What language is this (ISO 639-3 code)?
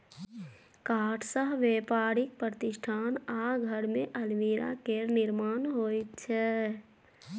mai